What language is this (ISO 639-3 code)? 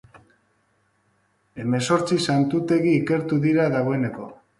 eus